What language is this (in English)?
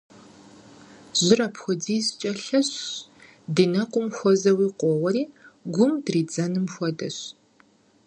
Kabardian